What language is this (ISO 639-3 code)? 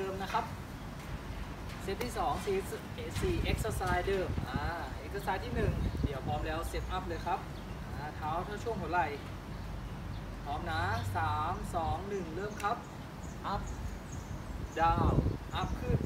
tha